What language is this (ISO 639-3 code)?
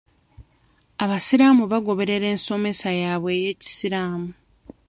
lug